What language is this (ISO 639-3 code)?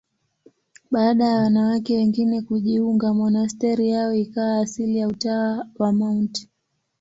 swa